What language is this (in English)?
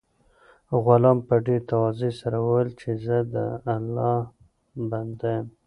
Pashto